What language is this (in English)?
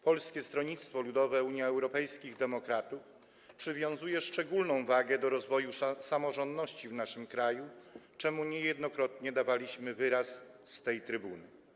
Polish